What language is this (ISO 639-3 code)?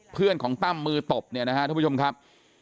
tha